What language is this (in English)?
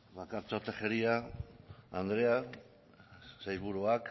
Basque